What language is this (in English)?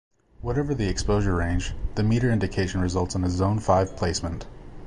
English